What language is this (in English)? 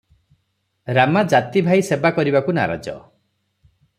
Odia